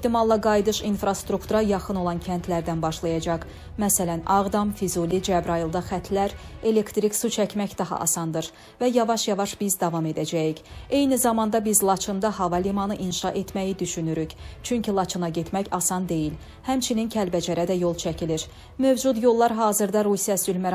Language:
Turkish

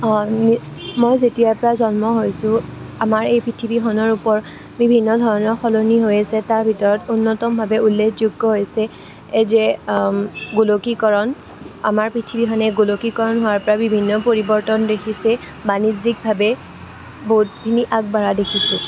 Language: Assamese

